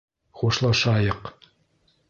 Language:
Bashkir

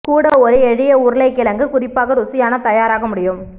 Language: Tamil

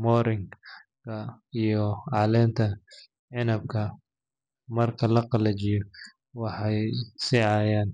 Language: Somali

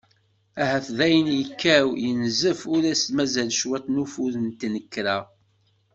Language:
Kabyle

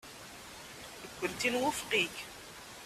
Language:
Kabyle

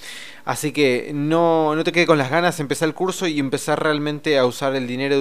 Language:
Spanish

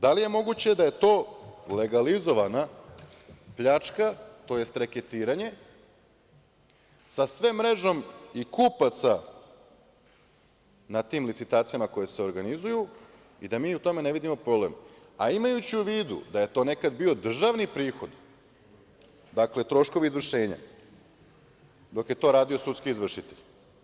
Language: Serbian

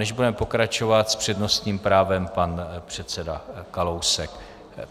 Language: Czech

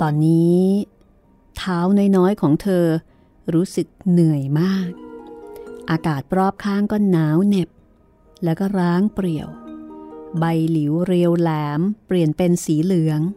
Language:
Thai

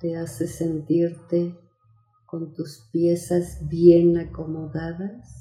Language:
Spanish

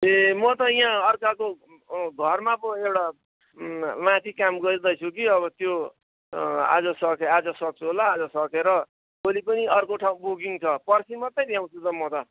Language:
Nepali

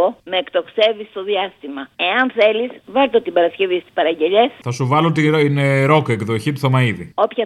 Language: Greek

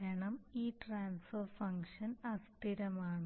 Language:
Malayalam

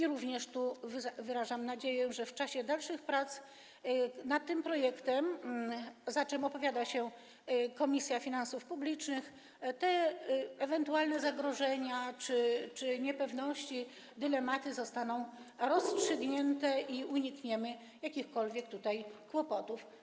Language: Polish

